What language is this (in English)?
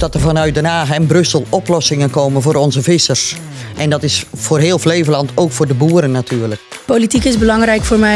Dutch